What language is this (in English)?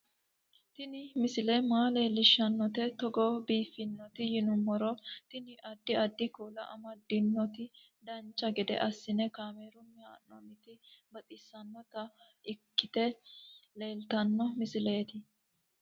Sidamo